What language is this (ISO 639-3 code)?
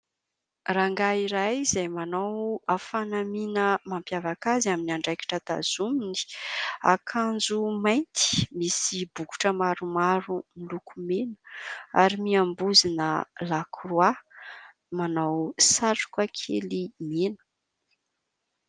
mlg